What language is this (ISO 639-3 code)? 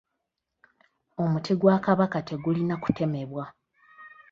lug